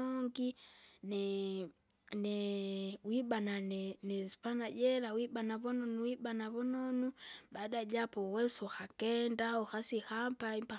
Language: Kinga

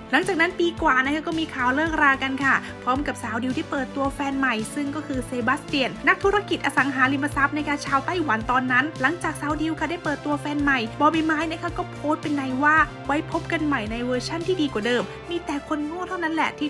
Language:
Thai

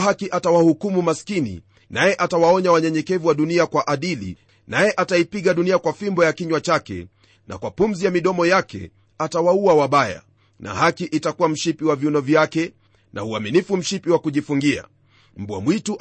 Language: Swahili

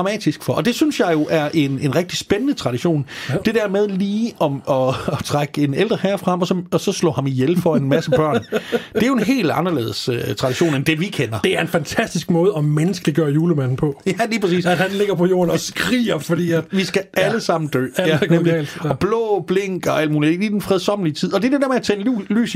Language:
Danish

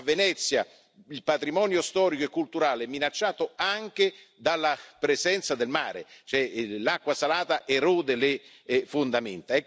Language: Italian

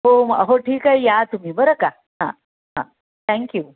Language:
Marathi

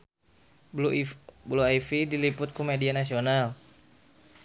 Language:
Sundanese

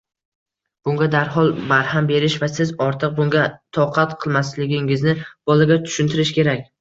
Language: Uzbek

